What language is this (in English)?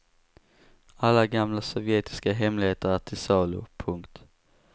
Swedish